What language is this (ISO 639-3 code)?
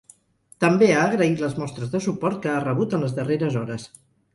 cat